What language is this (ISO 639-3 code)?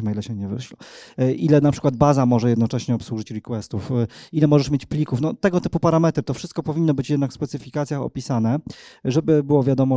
pol